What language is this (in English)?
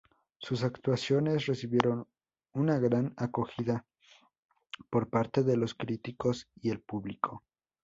Spanish